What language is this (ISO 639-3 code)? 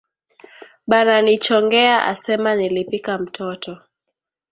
swa